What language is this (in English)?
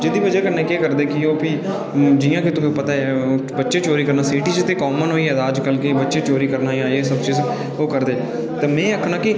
Dogri